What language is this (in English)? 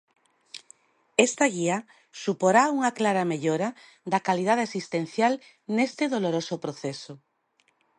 Galician